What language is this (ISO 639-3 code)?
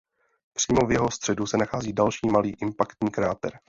ces